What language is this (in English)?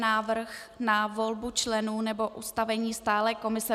Czech